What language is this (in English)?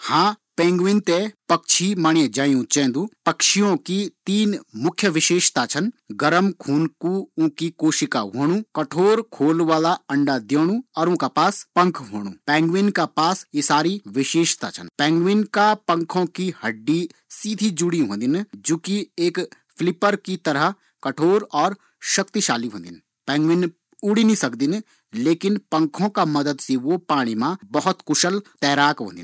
Garhwali